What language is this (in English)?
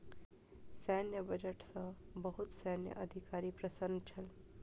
Maithili